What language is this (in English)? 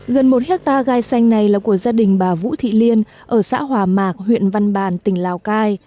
Vietnamese